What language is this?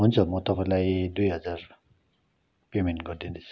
Nepali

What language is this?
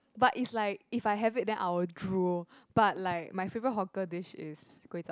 English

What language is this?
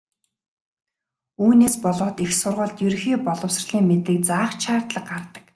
Mongolian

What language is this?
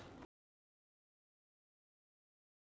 Marathi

